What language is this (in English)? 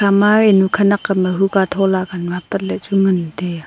Wancho Naga